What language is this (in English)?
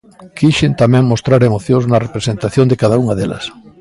Galician